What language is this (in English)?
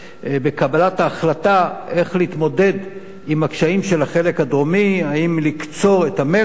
Hebrew